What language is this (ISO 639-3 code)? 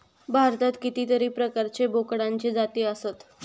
mar